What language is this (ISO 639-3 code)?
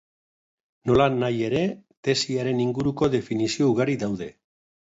eus